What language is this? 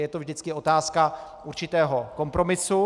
Czech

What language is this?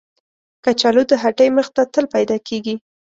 Pashto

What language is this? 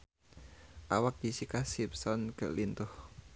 Sundanese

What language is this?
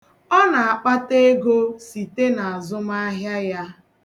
Igbo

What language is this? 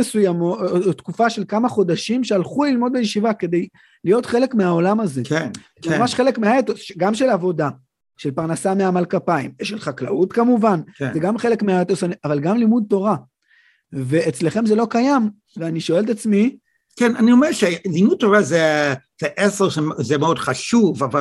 Hebrew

